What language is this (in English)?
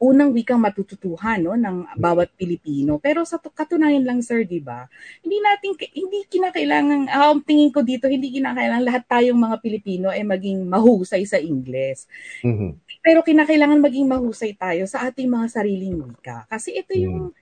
Filipino